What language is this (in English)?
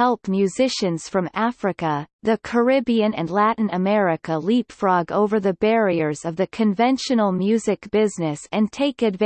English